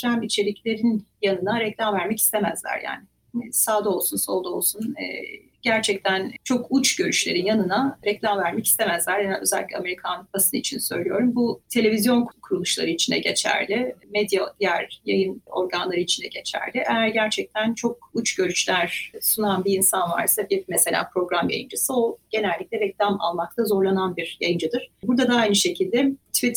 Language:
Turkish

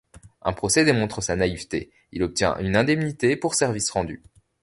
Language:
French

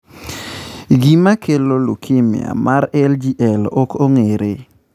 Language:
Luo (Kenya and Tanzania)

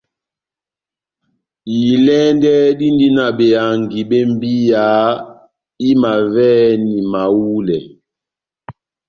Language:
Batanga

